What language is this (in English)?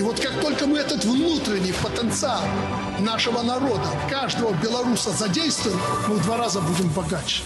Russian